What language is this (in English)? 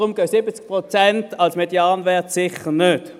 Swiss German